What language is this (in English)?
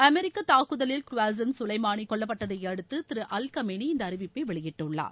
Tamil